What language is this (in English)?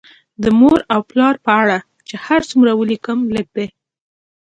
Pashto